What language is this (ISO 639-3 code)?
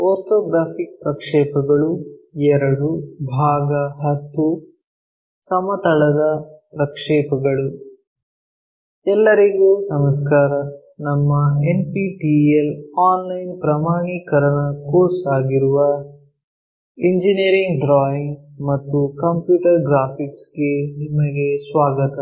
kan